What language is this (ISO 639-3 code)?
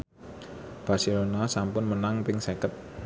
jav